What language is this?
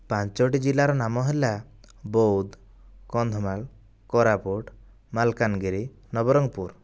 Odia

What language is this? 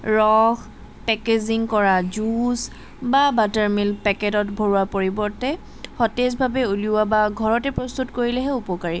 Assamese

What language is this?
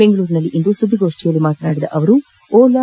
Kannada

